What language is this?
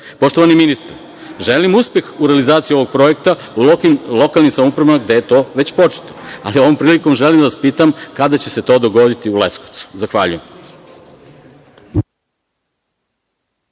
Serbian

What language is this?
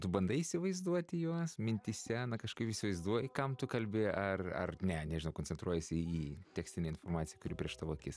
Lithuanian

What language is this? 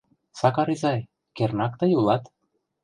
Mari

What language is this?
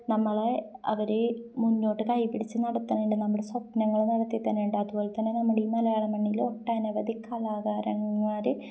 Malayalam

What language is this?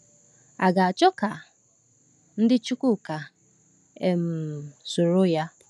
Igbo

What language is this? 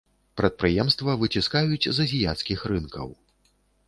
Belarusian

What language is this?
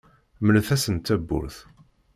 Kabyle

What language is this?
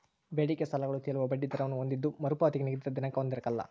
Kannada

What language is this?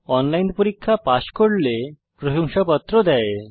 Bangla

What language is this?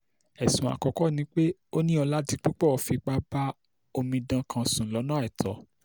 Yoruba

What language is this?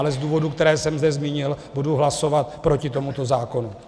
Czech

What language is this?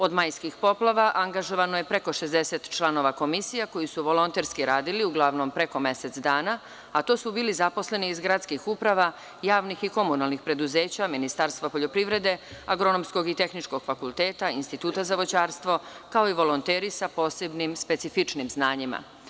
Serbian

